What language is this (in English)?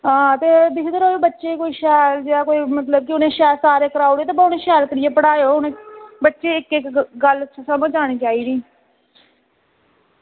Dogri